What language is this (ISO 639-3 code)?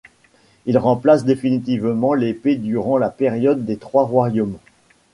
fra